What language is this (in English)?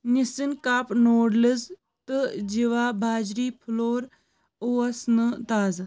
Kashmiri